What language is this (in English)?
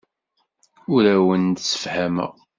Kabyle